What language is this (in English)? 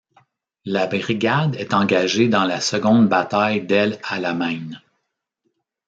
French